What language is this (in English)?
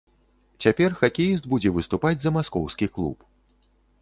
Belarusian